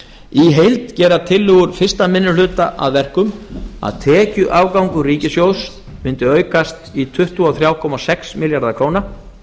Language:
Icelandic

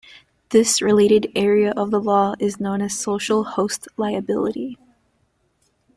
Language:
English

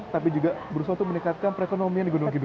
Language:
Indonesian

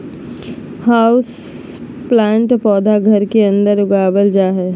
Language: Magahi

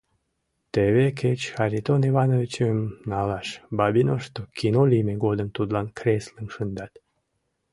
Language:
Mari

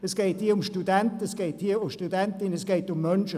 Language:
Swiss German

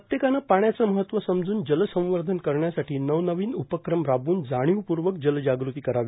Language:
Marathi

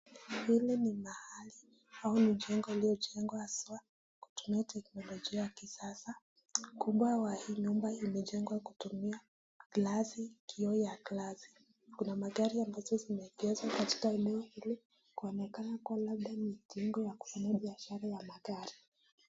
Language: Swahili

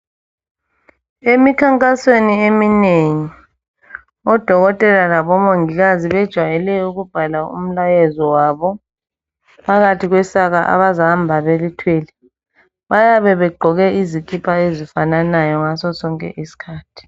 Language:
North Ndebele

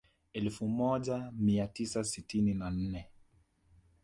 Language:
Swahili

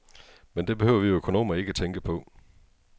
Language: Danish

